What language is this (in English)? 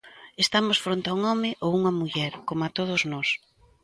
Galician